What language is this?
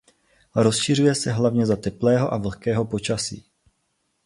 Czech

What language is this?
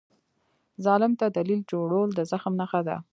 Pashto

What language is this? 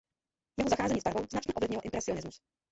Czech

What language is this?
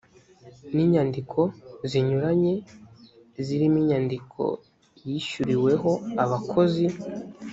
Kinyarwanda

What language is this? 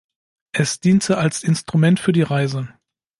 German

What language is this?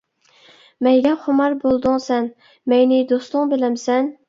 Uyghur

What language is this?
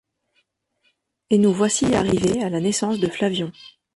French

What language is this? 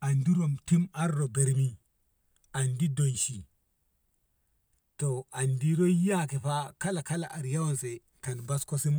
Ngamo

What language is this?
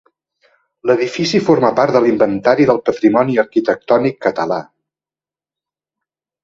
Catalan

